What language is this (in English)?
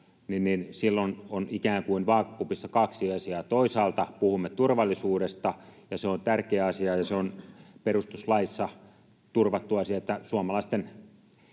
Finnish